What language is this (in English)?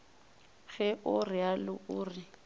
Northern Sotho